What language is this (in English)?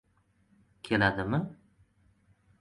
Uzbek